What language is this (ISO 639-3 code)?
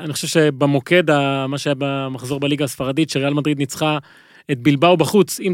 heb